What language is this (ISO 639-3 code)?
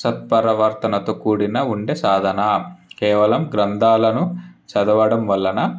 tel